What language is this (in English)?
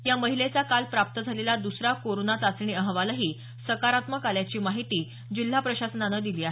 Marathi